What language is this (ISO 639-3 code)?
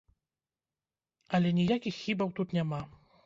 bel